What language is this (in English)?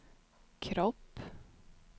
Swedish